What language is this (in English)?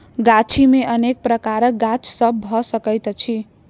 Maithili